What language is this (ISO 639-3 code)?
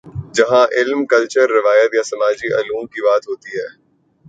urd